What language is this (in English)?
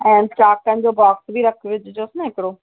Sindhi